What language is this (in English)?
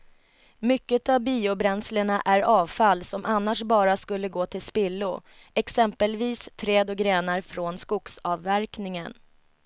Swedish